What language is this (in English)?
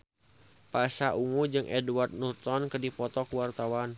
Sundanese